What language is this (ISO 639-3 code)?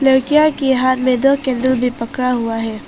hin